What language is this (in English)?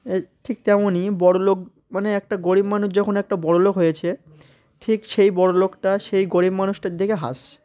Bangla